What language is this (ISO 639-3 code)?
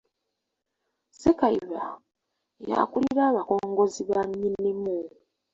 lug